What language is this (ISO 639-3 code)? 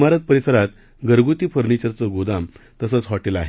mar